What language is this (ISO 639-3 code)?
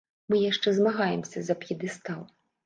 bel